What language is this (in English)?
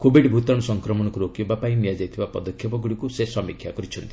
Odia